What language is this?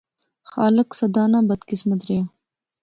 Pahari-Potwari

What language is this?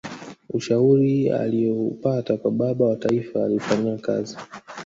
Swahili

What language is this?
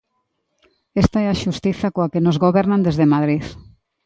Galician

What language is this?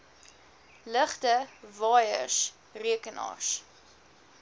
Afrikaans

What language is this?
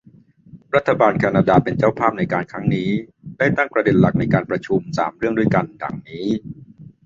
Thai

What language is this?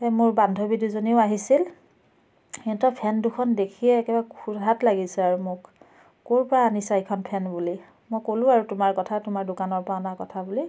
Assamese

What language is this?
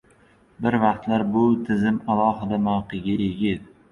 Uzbek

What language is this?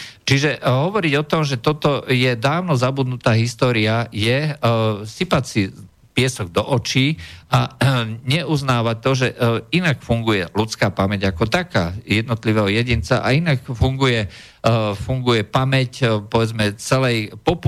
Slovak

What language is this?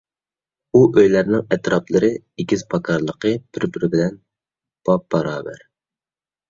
Uyghur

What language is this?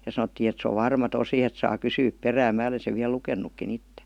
Finnish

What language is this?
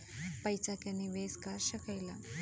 Bhojpuri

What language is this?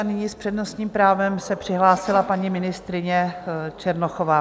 Czech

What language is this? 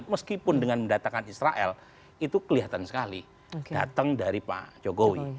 Indonesian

